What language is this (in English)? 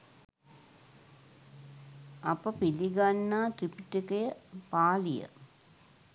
Sinhala